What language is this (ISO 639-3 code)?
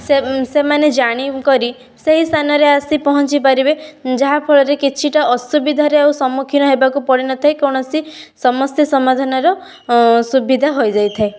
ori